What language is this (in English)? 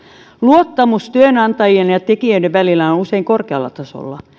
Finnish